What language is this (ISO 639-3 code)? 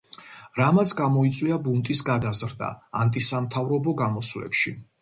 kat